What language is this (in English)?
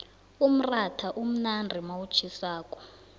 South Ndebele